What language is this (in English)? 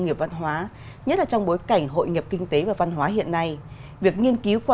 Vietnamese